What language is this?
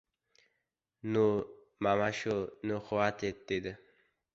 Uzbek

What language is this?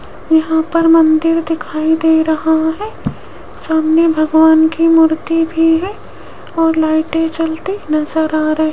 Hindi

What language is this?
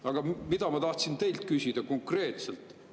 Estonian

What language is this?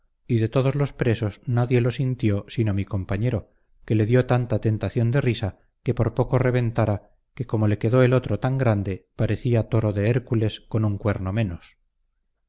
Spanish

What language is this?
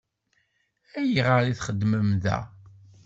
Kabyle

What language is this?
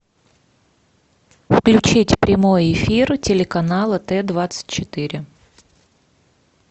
Russian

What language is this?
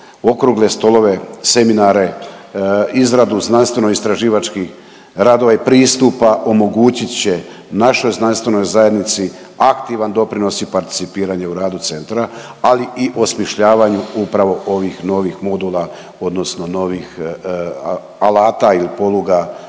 Croatian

